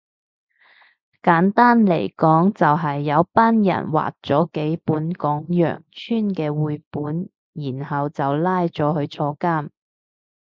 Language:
Cantonese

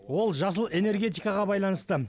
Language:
Kazakh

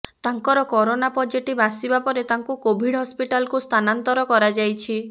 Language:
Odia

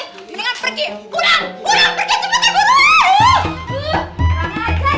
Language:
Indonesian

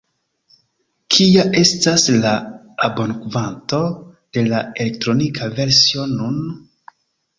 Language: Esperanto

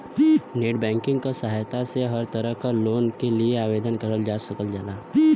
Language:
Bhojpuri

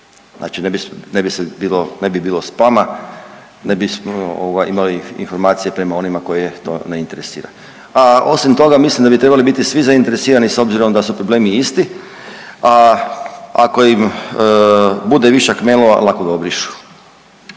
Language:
Croatian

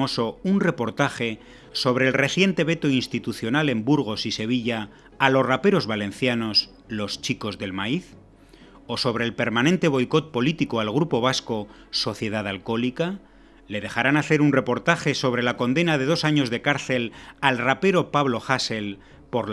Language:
Spanish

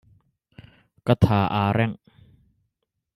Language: Hakha Chin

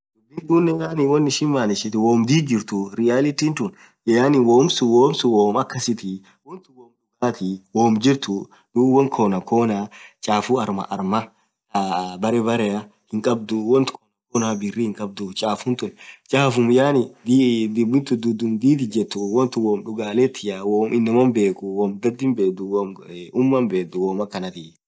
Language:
Orma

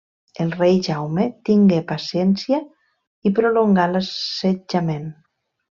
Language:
Catalan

